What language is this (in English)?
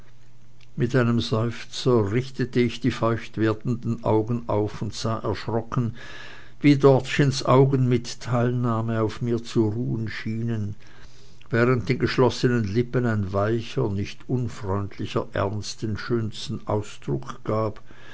German